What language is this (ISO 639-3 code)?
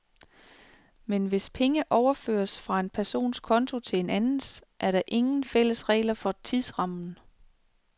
dan